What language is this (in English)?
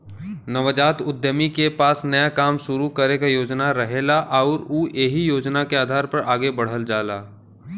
Bhojpuri